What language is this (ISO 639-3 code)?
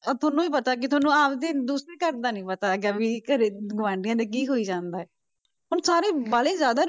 pan